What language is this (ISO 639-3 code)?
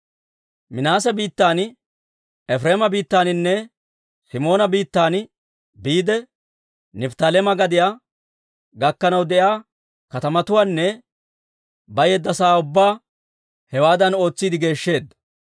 dwr